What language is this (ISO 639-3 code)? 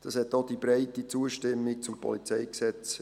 gsw